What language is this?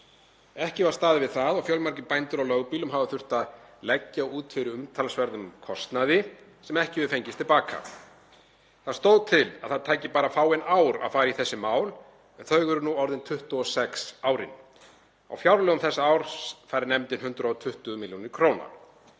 Icelandic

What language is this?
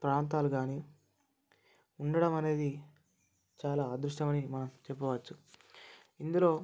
Telugu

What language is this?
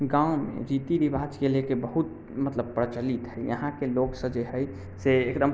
Maithili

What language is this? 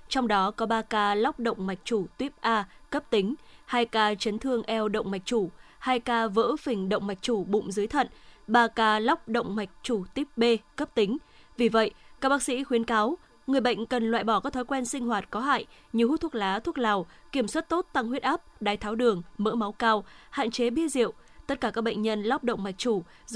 Vietnamese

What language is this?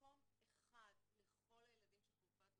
Hebrew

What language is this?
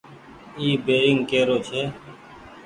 Goaria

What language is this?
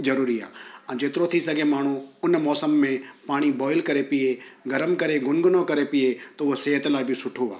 Sindhi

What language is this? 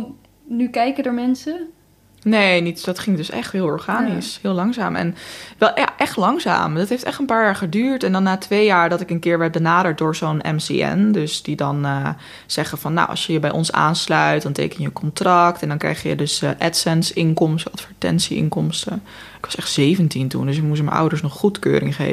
Dutch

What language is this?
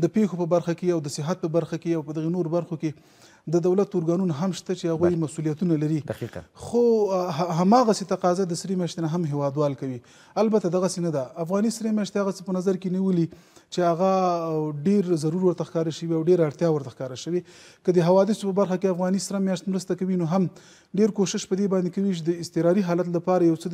Persian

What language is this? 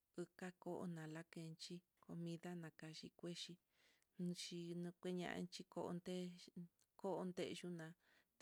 Mitlatongo Mixtec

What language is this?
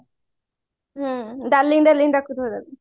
Odia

